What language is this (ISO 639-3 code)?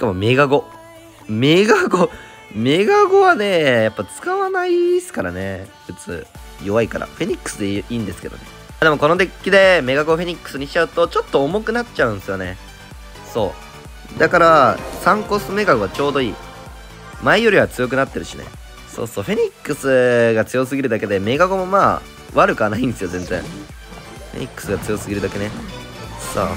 jpn